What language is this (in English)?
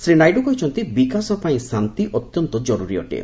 Odia